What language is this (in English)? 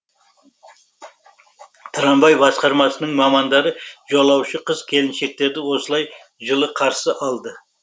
Kazakh